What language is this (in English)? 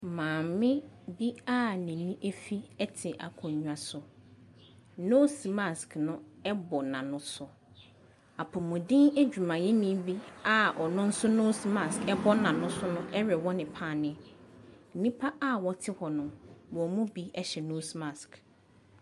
Akan